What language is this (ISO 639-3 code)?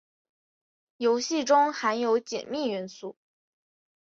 zho